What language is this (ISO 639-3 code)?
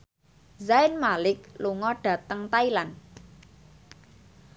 jav